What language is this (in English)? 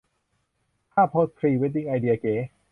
Thai